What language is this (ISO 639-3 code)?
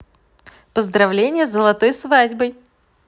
rus